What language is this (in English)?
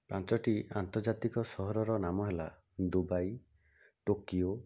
Odia